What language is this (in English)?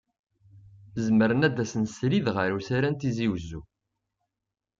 Kabyle